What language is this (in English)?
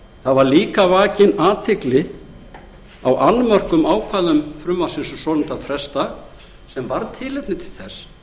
Icelandic